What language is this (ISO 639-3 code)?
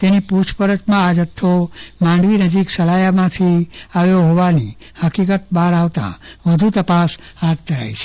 guj